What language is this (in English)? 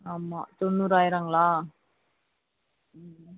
Tamil